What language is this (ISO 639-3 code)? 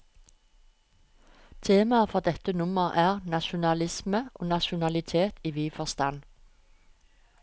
nor